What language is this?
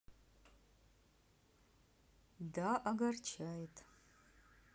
Russian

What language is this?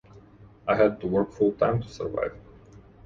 English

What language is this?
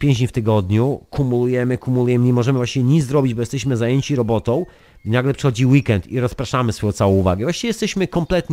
Polish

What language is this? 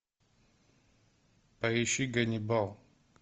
Russian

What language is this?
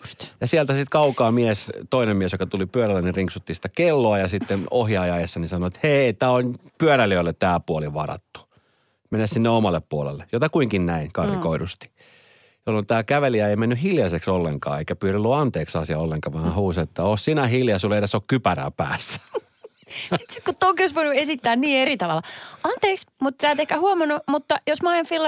Finnish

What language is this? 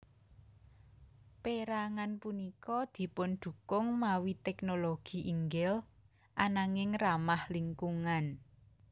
Javanese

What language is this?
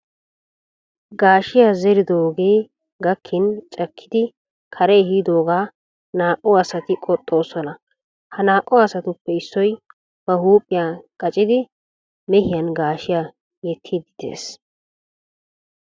Wolaytta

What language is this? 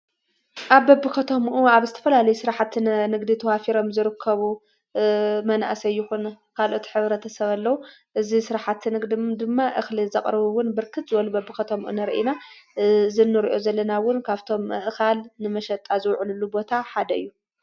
Tigrinya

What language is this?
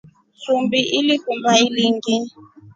Rombo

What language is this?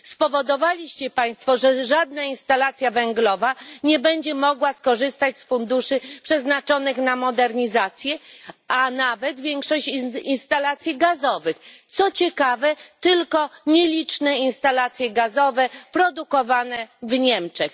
Polish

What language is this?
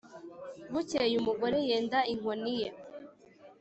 Kinyarwanda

